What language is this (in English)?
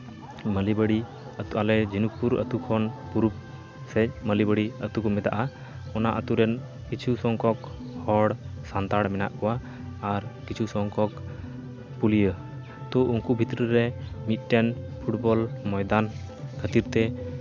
Santali